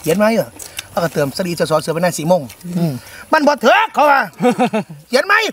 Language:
Thai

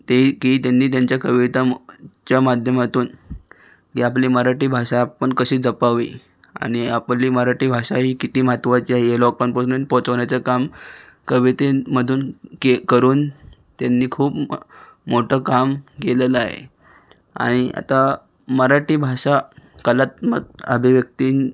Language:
Marathi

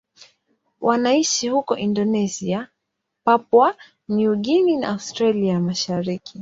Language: Swahili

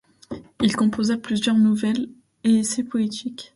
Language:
French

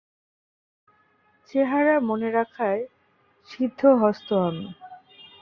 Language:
Bangla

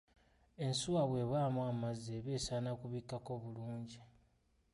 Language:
Ganda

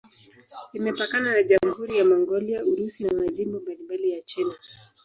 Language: Swahili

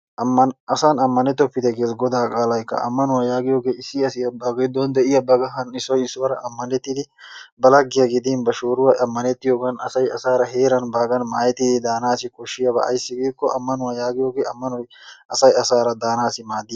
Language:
Wolaytta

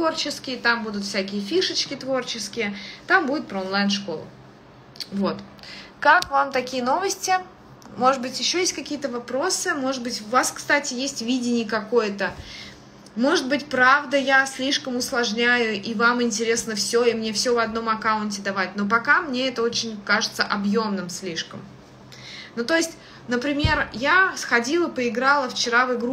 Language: Russian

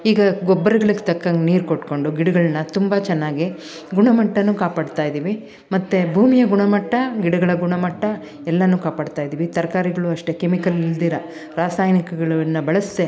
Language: Kannada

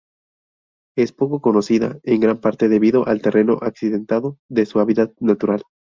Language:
Spanish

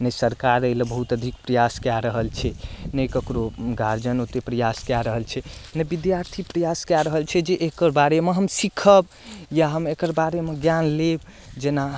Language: Maithili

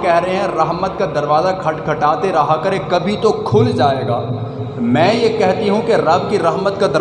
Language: Urdu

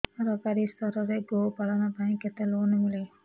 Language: Odia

